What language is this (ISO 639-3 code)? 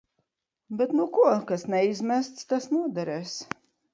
lav